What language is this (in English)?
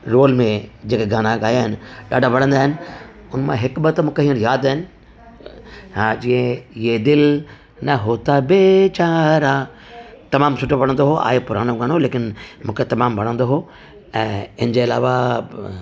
Sindhi